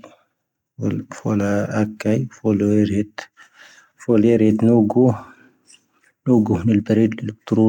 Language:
Tahaggart Tamahaq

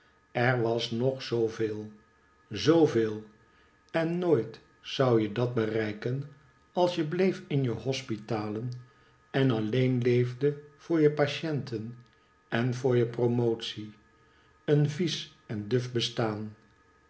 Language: Dutch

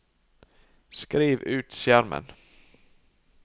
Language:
Norwegian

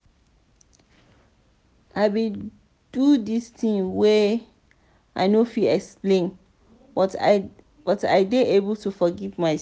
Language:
Nigerian Pidgin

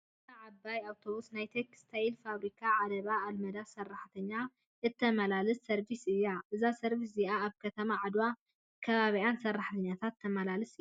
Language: Tigrinya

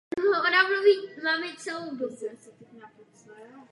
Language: Czech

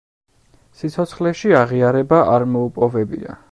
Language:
Georgian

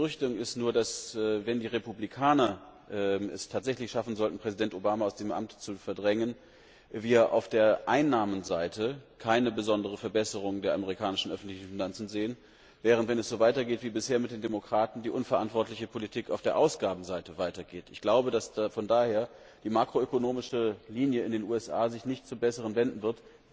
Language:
German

